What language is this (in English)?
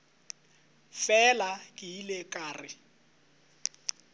Northern Sotho